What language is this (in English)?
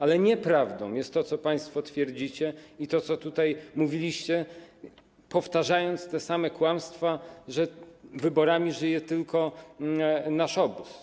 Polish